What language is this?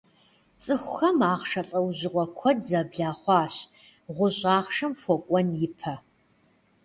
Kabardian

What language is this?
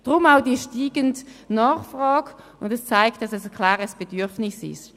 Swiss German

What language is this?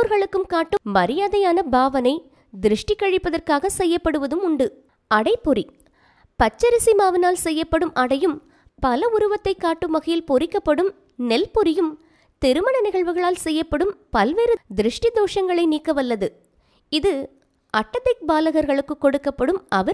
Tamil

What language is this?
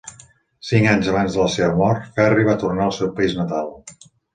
Catalan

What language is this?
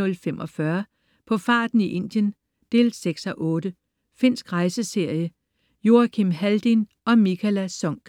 Danish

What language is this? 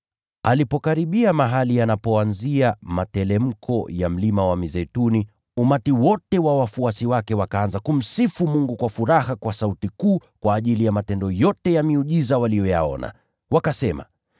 Swahili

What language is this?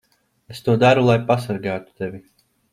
Latvian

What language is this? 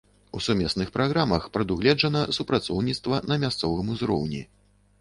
Belarusian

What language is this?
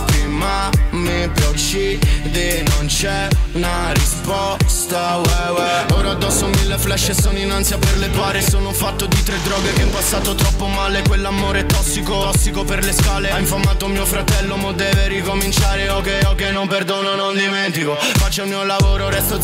Italian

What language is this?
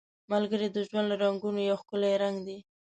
Pashto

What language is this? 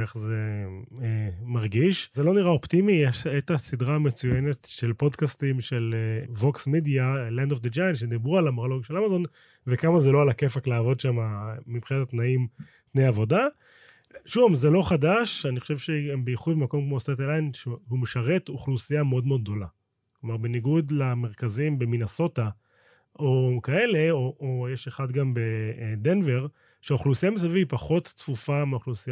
Hebrew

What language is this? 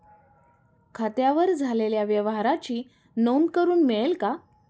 Marathi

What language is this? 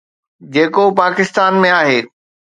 Sindhi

